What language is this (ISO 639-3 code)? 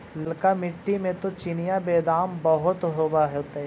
mag